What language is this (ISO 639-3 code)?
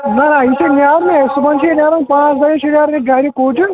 kas